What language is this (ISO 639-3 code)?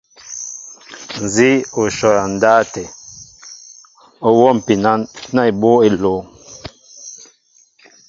mbo